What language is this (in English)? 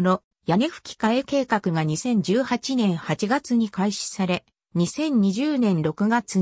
Japanese